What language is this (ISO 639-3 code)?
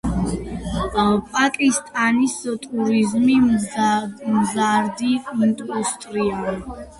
kat